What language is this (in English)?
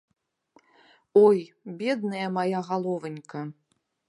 Belarusian